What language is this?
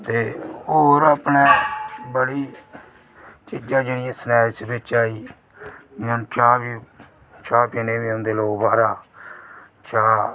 Dogri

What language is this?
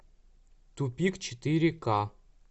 Russian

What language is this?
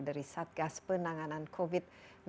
Indonesian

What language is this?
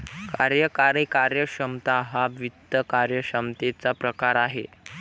Marathi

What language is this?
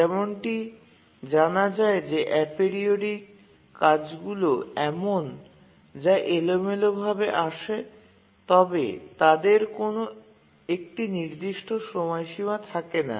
Bangla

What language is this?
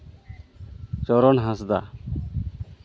Santali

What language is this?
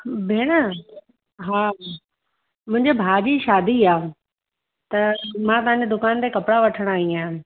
Sindhi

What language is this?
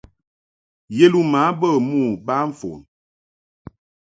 Mungaka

